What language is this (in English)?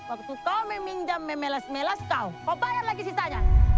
Indonesian